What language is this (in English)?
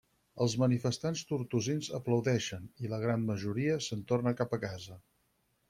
Catalan